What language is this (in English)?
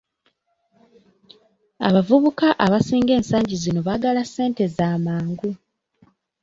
Ganda